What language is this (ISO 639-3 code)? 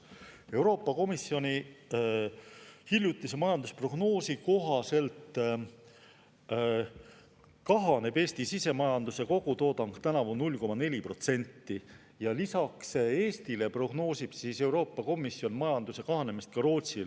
est